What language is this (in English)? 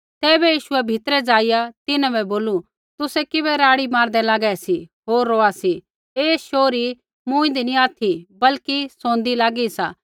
Kullu Pahari